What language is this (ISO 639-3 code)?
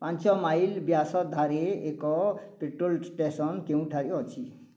ori